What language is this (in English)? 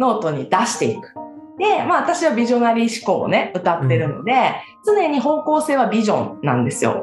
Japanese